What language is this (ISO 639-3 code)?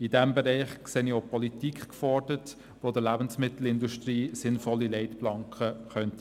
gsw